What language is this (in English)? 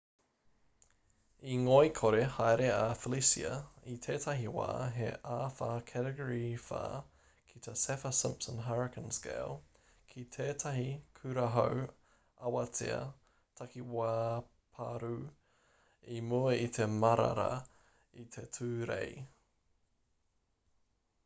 Māori